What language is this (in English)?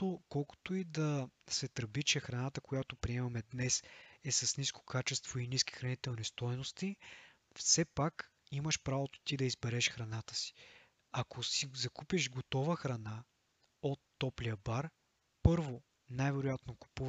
Bulgarian